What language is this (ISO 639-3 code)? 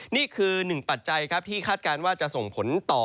tha